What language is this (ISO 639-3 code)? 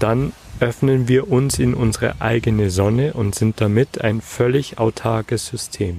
deu